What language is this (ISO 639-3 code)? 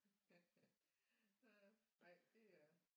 dan